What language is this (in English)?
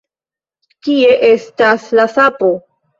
Esperanto